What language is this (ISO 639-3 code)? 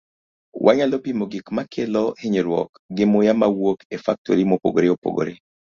luo